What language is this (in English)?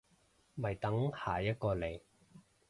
Cantonese